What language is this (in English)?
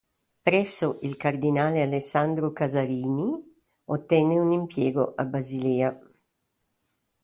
Italian